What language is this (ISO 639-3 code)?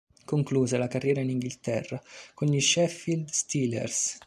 ita